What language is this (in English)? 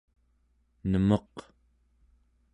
Central Yupik